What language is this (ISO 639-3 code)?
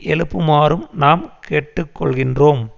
tam